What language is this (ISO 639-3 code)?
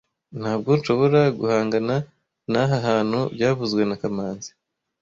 kin